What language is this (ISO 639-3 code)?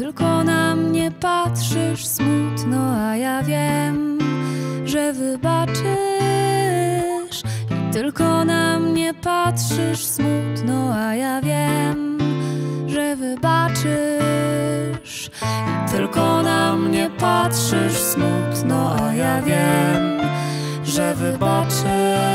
pol